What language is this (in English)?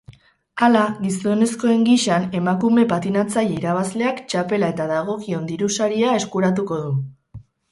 Basque